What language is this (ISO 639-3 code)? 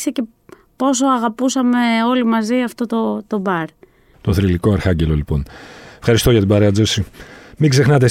ell